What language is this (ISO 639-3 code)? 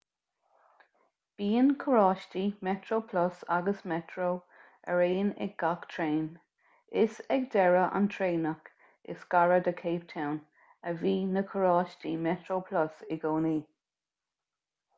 gle